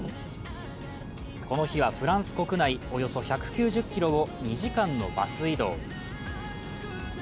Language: Japanese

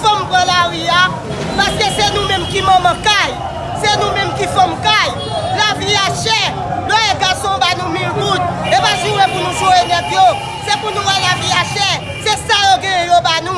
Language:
French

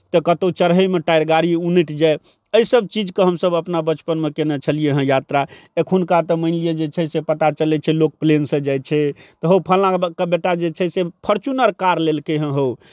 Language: Maithili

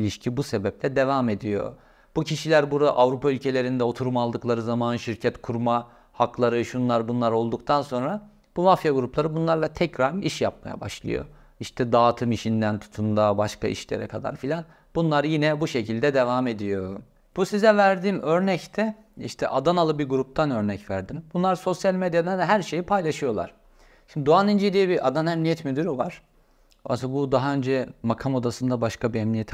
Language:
Turkish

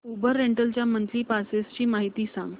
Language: Marathi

